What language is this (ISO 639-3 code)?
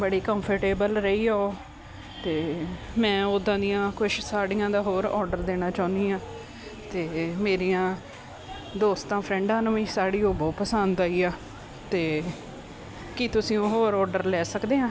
pan